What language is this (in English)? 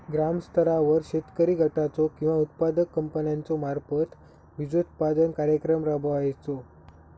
Marathi